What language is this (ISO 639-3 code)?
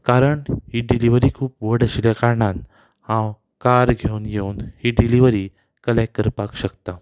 kok